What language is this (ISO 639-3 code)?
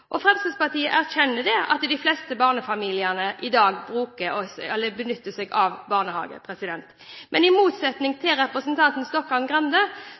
nob